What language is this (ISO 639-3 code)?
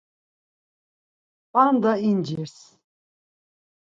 lzz